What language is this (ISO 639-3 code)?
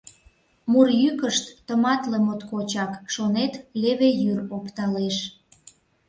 chm